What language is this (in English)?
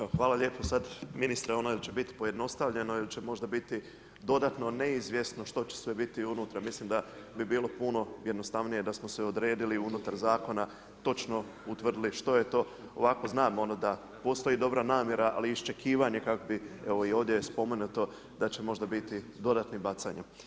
Croatian